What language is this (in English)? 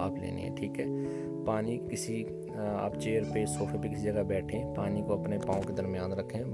Urdu